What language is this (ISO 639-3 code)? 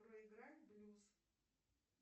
rus